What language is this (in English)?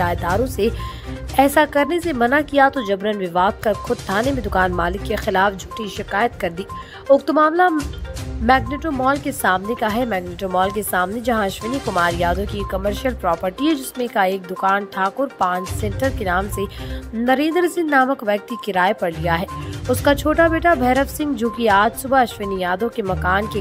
Hindi